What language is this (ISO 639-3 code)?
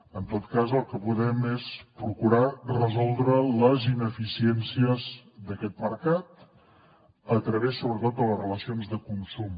cat